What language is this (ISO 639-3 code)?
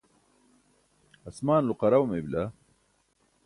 bsk